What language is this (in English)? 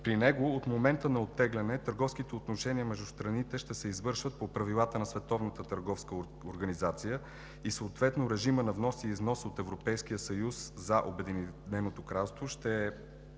Bulgarian